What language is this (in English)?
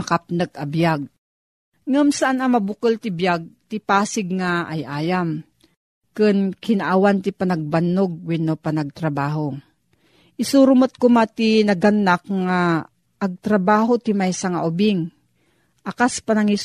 Filipino